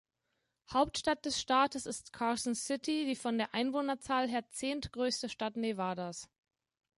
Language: German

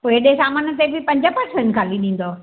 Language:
Sindhi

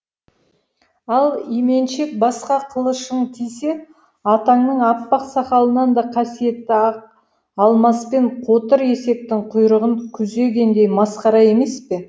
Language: Kazakh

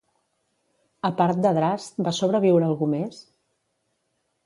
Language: Catalan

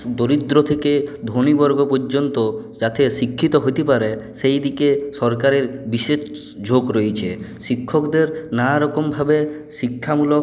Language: Bangla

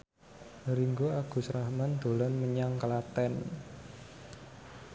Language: Javanese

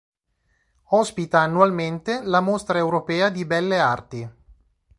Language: Italian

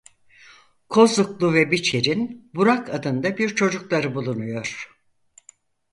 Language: Turkish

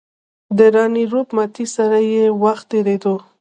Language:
Pashto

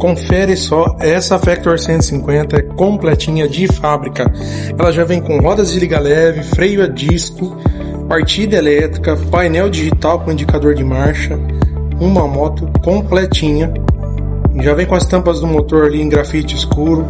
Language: Portuguese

